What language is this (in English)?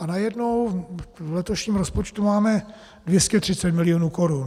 Czech